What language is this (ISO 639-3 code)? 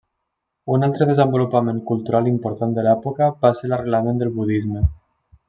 cat